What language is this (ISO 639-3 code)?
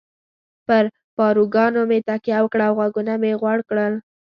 pus